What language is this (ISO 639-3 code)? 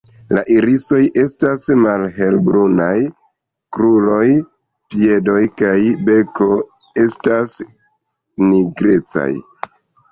epo